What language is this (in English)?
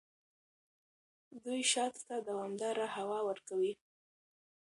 Pashto